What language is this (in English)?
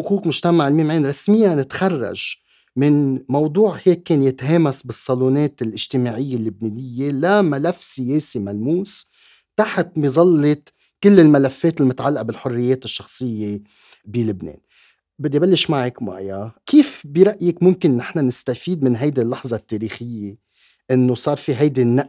Arabic